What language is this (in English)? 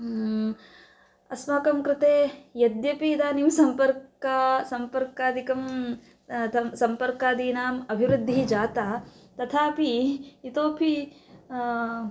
Sanskrit